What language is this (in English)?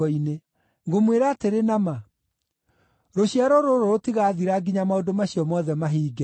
Kikuyu